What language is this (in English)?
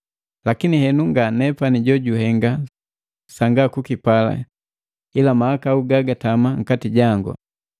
Matengo